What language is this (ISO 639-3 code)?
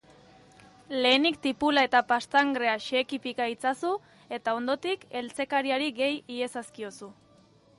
eus